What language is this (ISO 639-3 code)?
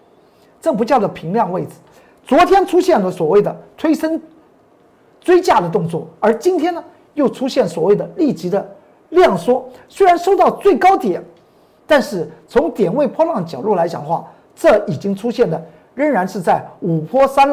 zho